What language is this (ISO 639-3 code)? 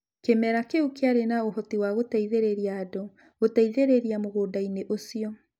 kik